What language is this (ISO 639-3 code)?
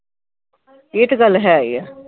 pan